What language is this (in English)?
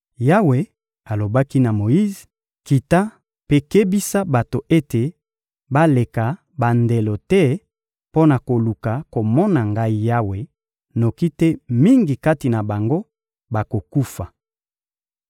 Lingala